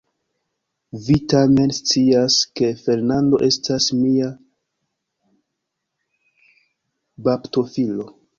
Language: Esperanto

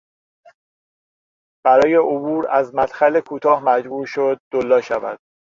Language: Persian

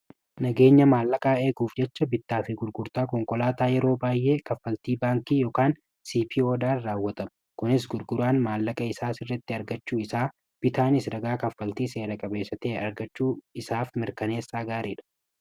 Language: Oromo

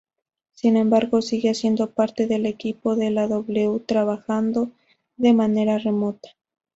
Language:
Spanish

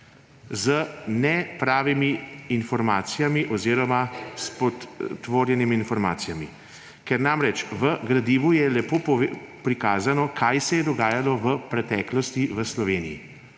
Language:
Slovenian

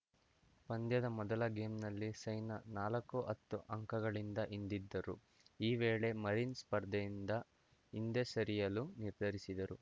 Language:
Kannada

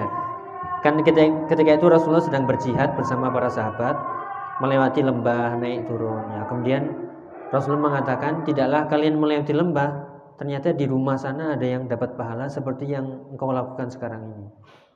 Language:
Indonesian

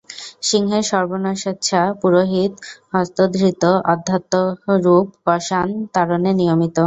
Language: Bangla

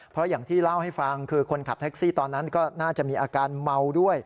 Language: Thai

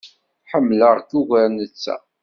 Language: Kabyle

